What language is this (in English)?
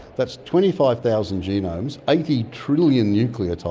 English